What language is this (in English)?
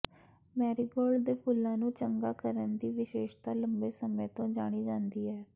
Punjabi